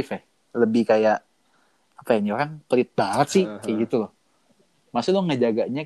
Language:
Indonesian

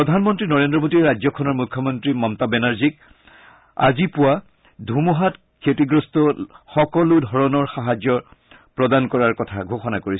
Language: Assamese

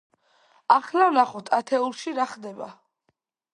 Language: Georgian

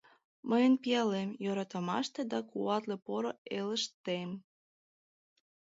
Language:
Mari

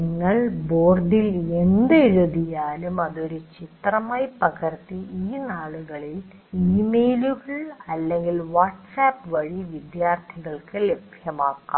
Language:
Malayalam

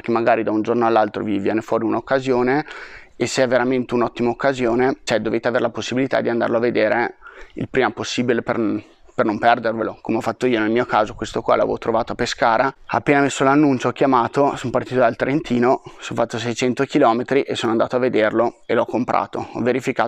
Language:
Italian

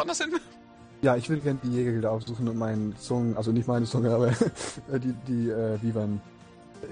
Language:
German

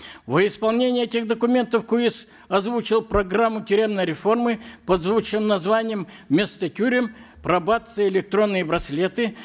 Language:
Kazakh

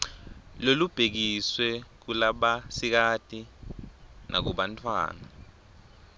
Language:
Swati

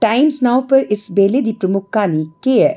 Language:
Dogri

